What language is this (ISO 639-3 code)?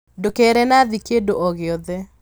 kik